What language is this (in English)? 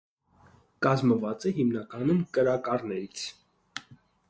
Armenian